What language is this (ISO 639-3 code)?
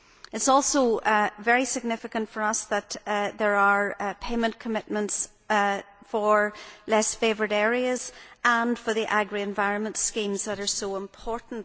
eng